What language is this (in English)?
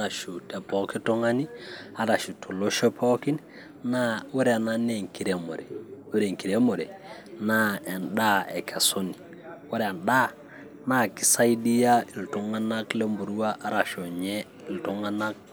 Masai